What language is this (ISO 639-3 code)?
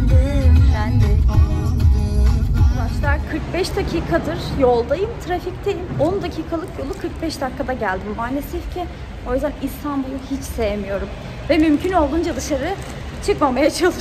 tur